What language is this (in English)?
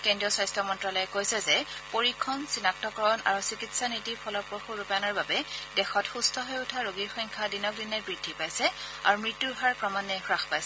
Assamese